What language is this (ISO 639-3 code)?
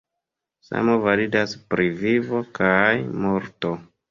epo